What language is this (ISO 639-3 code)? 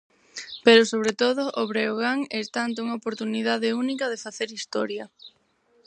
glg